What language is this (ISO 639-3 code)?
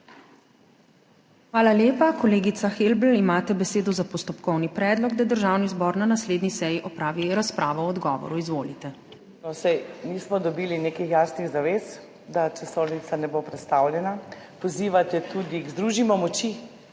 slv